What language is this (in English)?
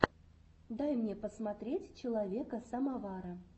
Russian